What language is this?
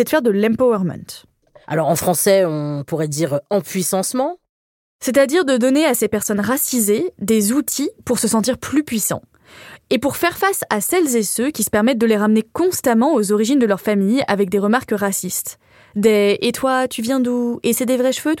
French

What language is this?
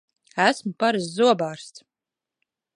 Latvian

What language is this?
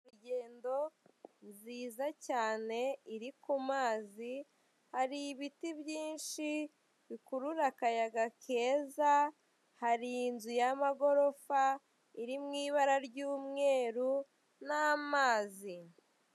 Kinyarwanda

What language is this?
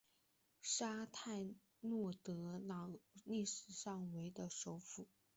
Chinese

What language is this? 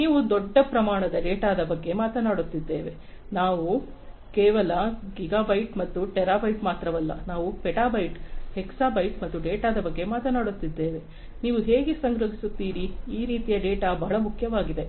Kannada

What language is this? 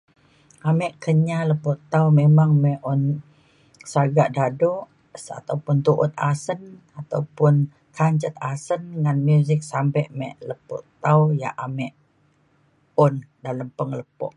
Mainstream Kenyah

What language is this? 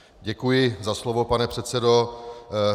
Czech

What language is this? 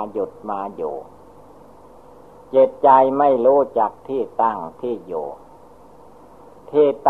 Thai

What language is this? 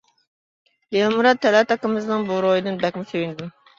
Uyghur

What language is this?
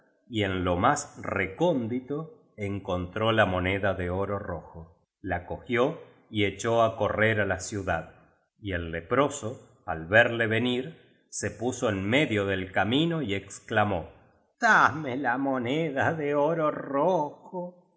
Spanish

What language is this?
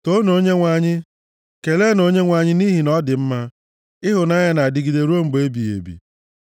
Igbo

